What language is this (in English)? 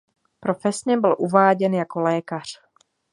Czech